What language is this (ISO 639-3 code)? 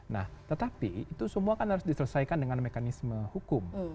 ind